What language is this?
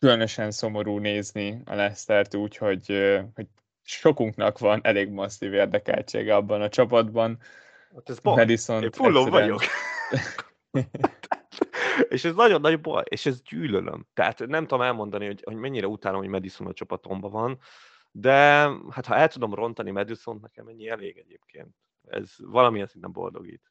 Hungarian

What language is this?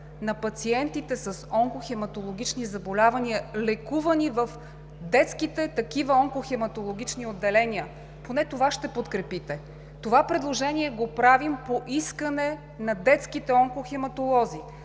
Bulgarian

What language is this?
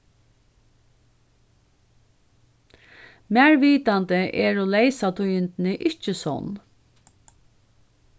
Faroese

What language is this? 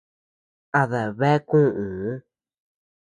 Tepeuxila Cuicatec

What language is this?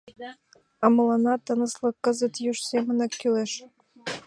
Mari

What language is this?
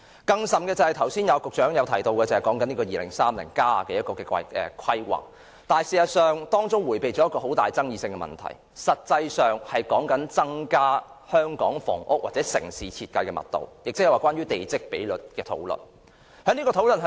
Cantonese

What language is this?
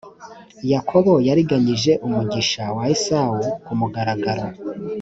Kinyarwanda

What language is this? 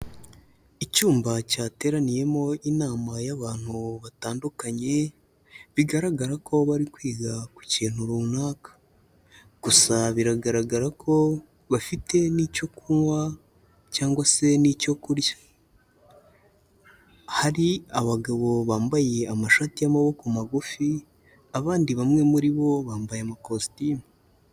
Kinyarwanda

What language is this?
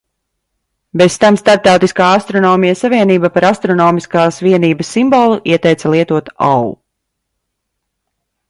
Latvian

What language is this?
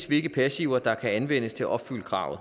Danish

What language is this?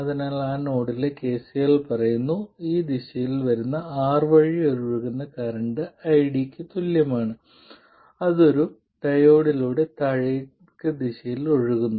Malayalam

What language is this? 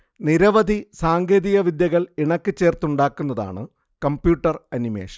Malayalam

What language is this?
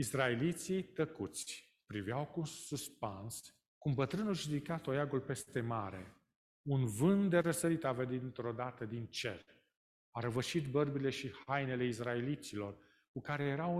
Romanian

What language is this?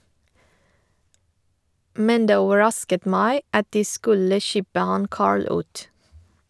Norwegian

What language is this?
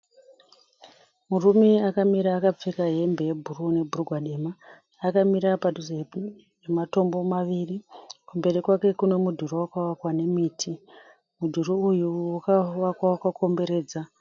Shona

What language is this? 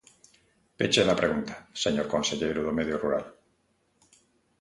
Galician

